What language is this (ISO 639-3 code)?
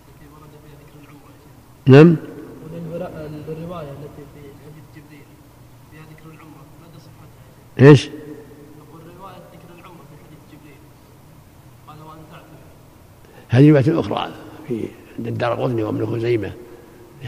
ara